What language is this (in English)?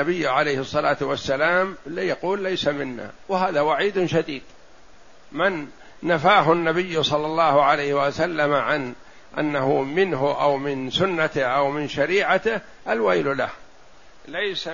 Arabic